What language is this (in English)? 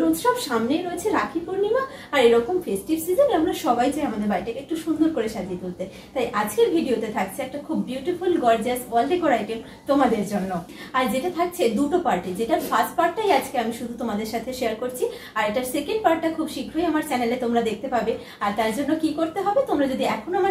English